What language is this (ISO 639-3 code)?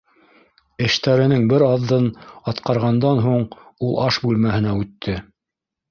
bak